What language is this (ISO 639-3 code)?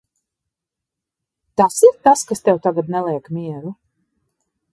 lav